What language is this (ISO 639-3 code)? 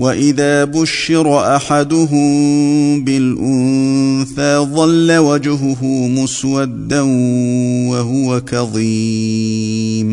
ara